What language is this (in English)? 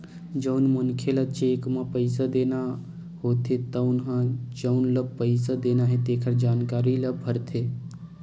Chhattisgarhi